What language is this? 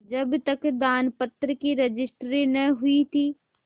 Hindi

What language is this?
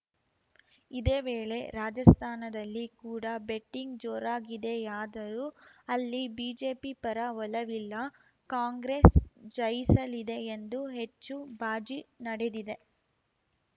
Kannada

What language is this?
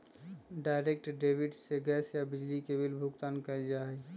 Magahi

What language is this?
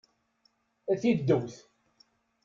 Kabyle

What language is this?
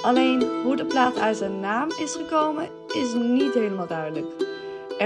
Dutch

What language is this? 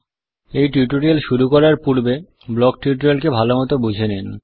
Bangla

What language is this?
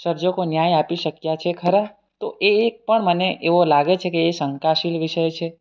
Gujarati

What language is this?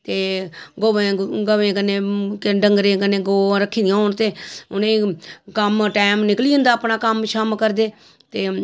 Dogri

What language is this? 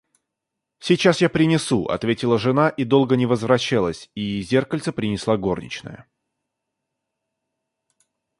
Russian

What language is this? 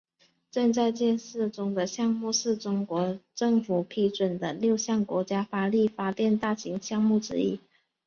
Chinese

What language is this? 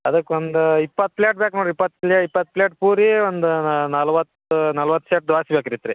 Kannada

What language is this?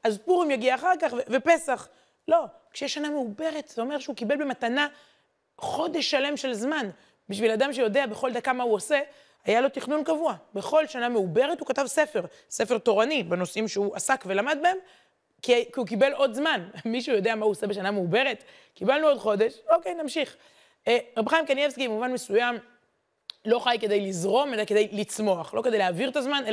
Hebrew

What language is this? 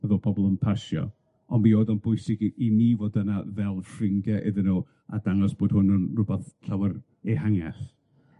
Welsh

